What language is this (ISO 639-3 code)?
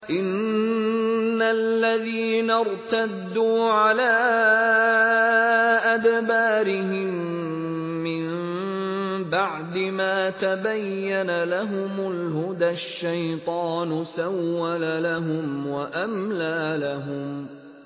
ara